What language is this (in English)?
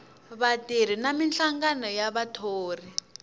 Tsonga